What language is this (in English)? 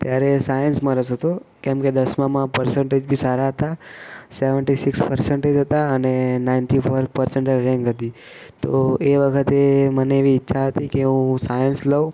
Gujarati